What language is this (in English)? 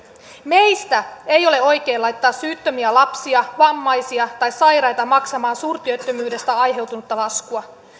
Finnish